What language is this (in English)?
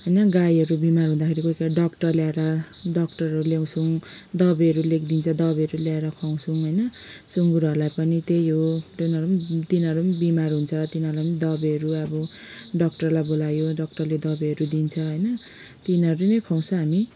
Nepali